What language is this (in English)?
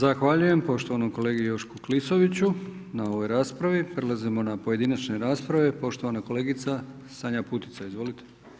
Croatian